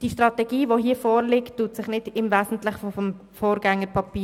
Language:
Swiss German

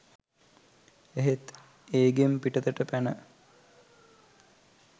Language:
Sinhala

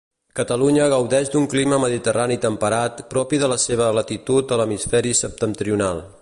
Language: Catalan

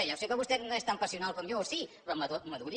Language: Catalan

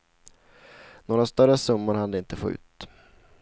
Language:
Swedish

